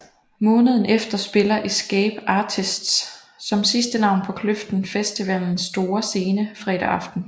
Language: Danish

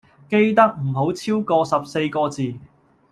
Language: Cantonese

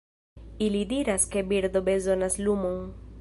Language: Esperanto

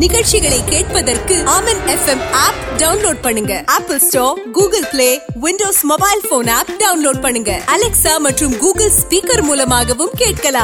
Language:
Urdu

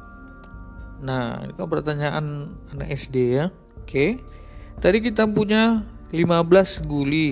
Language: Indonesian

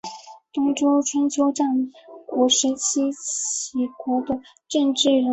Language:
Chinese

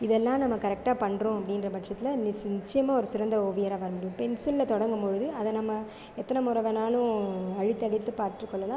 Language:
Tamil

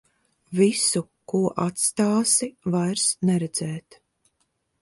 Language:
Latvian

